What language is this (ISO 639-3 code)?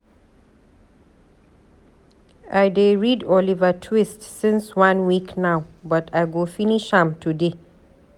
pcm